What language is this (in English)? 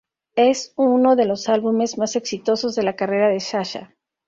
Spanish